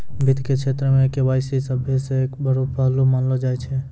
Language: Maithili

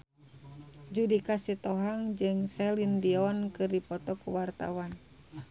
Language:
Sundanese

